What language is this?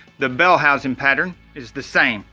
English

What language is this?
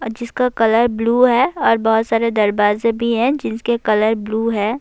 Urdu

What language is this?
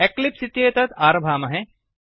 Sanskrit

